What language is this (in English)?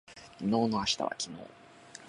Japanese